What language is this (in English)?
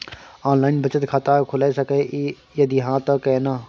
Maithili